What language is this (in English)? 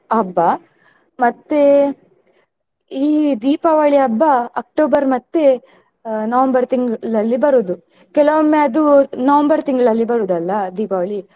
Kannada